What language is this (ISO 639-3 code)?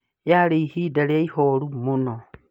kik